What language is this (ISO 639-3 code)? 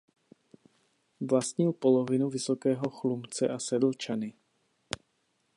ces